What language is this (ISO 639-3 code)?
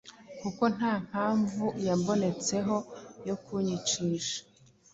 kin